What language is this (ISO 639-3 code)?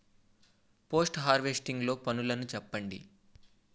tel